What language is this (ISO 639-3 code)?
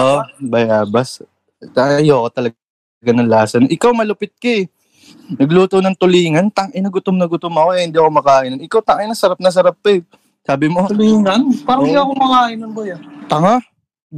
fil